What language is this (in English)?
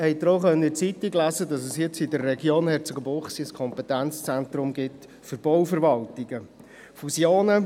Swiss German